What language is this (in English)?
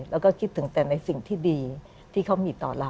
Thai